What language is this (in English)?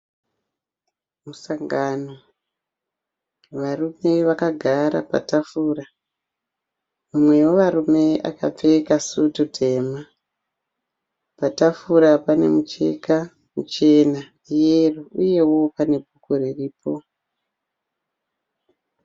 Shona